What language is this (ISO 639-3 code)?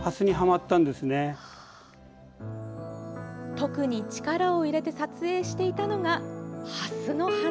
jpn